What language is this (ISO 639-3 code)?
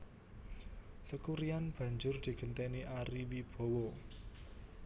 jav